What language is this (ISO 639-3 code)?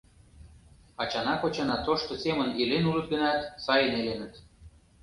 chm